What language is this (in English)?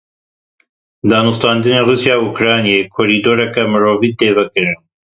Kurdish